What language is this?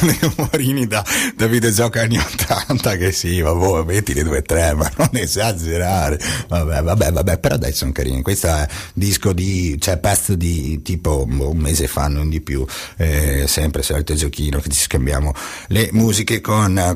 Italian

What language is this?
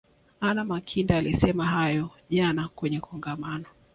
Swahili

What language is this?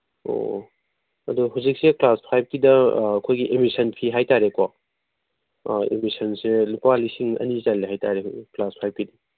Manipuri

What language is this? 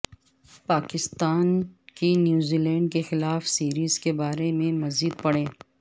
Urdu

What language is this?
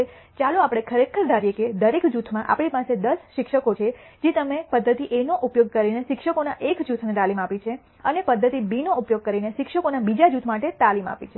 Gujarati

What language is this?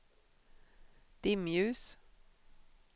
Swedish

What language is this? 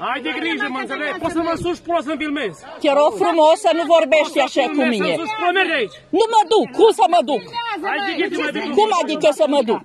Romanian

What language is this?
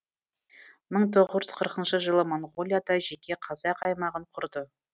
Kazakh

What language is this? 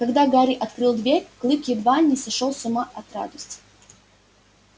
Russian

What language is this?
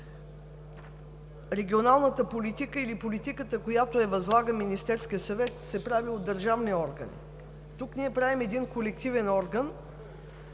Bulgarian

